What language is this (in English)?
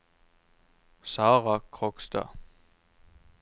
Norwegian